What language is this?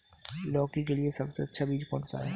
Hindi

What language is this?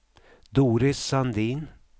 Swedish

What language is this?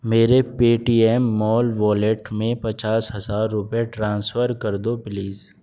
Urdu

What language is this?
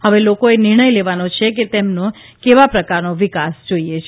Gujarati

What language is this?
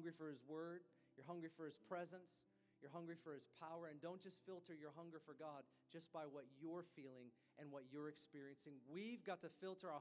English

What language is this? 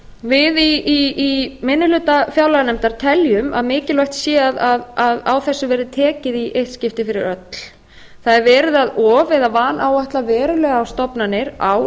Icelandic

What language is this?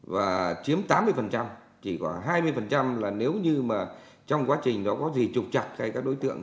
Vietnamese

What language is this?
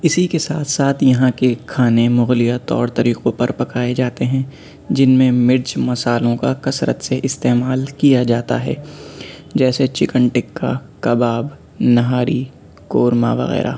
Urdu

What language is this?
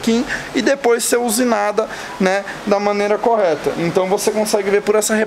Portuguese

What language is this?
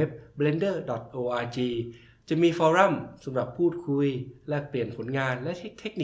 Thai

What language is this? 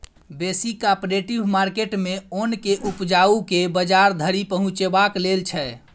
Maithili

